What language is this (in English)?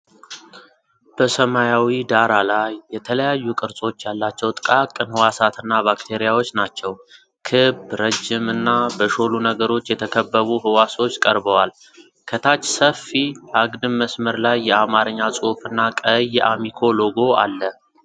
Amharic